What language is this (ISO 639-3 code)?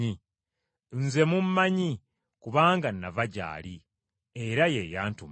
lug